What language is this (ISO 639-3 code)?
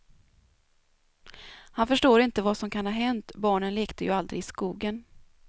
swe